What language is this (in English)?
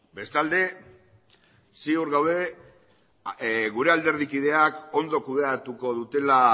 Basque